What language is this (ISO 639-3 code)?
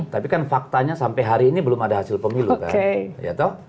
ind